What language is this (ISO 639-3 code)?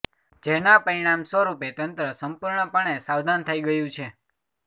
guj